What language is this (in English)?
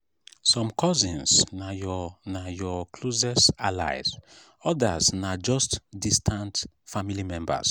Nigerian Pidgin